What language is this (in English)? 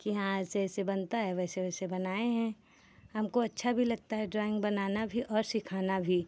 Hindi